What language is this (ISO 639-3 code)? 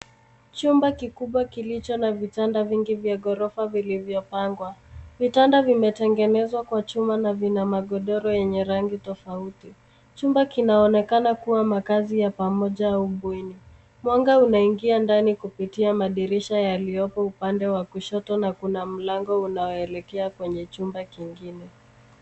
swa